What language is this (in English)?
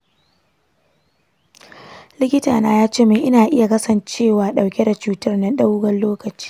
Hausa